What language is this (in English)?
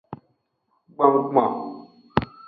Aja (Benin)